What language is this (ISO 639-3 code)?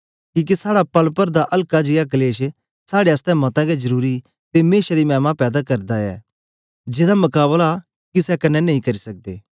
doi